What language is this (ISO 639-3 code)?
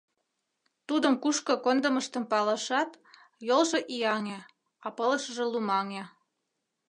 chm